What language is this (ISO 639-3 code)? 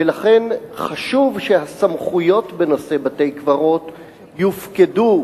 heb